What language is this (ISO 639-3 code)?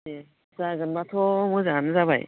brx